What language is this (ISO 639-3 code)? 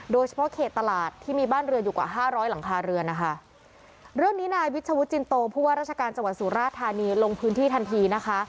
tha